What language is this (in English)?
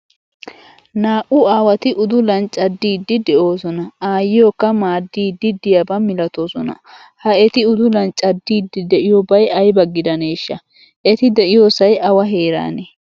Wolaytta